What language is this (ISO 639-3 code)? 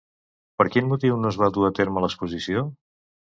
cat